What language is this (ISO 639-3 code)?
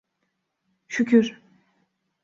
tur